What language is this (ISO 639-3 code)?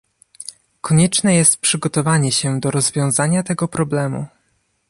pol